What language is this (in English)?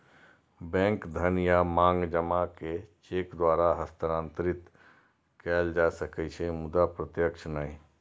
Maithili